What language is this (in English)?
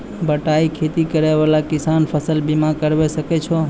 Maithili